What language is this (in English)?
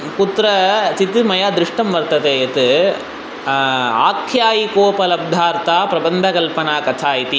Sanskrit